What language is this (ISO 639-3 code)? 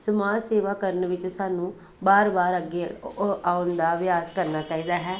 pan